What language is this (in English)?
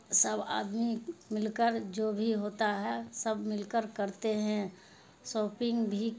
Urdu